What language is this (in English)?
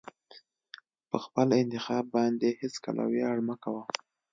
Pashto